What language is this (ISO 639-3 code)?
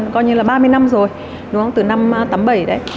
vie